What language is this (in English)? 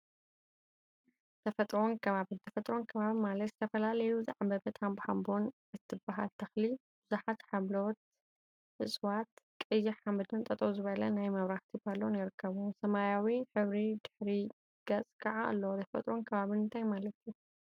Tigrinya